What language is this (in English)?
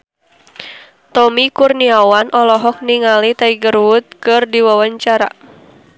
Sundanese